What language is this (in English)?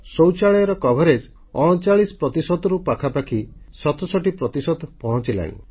Odia